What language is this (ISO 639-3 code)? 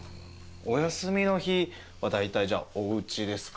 jpn